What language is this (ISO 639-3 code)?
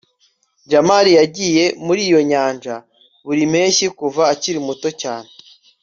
kin